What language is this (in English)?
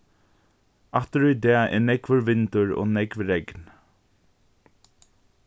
Faroese